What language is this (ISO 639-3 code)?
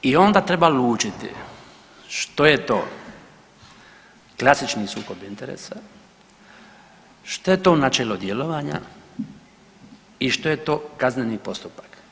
hrv